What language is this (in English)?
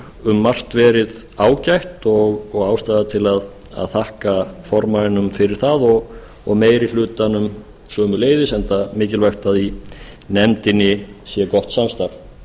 Icelandic